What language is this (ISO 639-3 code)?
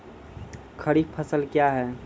mai